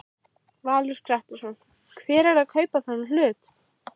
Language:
Icelandic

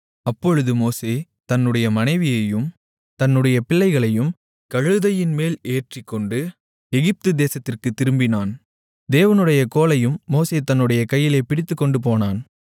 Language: Tamil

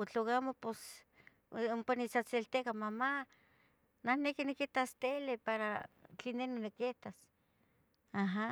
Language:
Tetelcingo Nahuatl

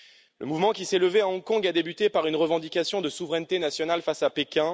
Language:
French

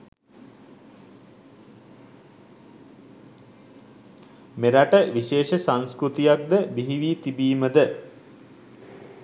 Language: Sinhala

